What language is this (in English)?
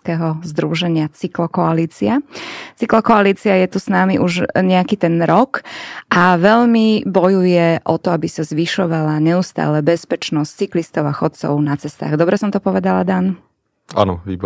Slovak